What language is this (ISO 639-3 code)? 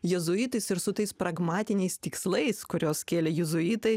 lit